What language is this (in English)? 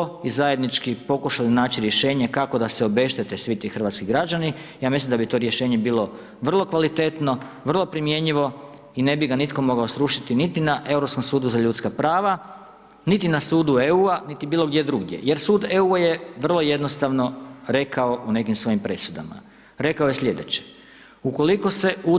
Croatian